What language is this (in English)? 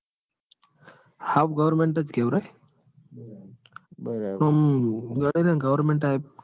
Gujarati